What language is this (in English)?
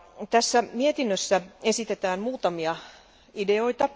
Finnish